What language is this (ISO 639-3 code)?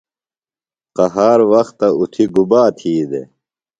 phl